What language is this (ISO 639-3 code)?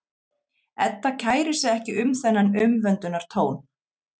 isl